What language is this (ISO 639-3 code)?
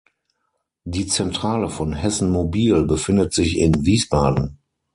deu